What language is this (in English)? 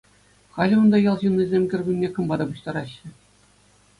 Chuvash